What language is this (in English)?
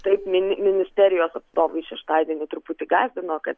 Lithuanian